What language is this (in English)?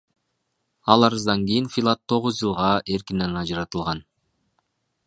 Kyrgyz